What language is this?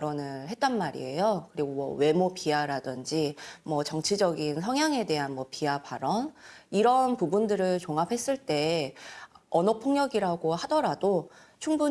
Korean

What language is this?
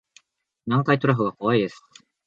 Japanese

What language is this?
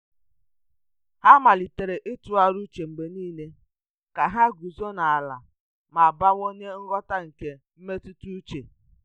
Igbo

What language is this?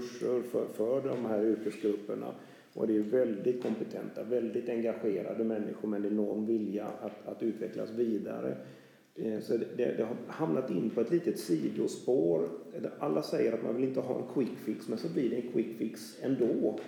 Swedish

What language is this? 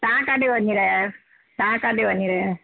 Sindhi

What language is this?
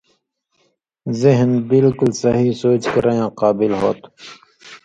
Indus Kohistani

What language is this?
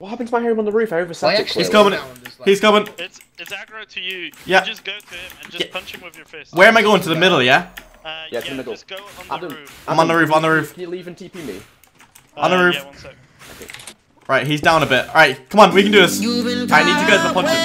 English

